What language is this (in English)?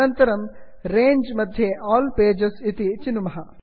Sanskrit